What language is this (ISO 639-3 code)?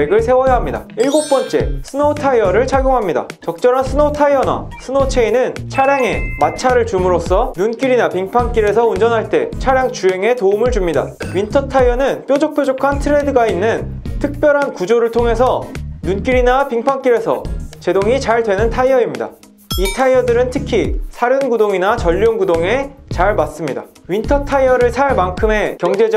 kor